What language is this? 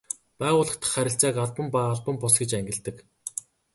Mongolian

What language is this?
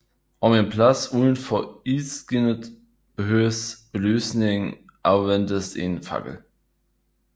Danish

